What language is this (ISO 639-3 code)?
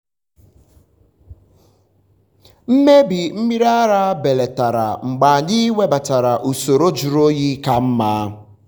ibo